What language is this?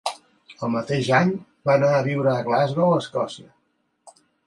Catalan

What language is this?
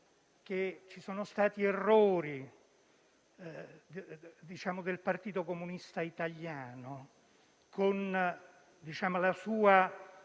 Italian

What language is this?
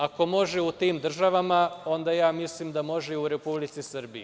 Serbian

